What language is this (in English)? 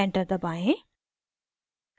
Hindi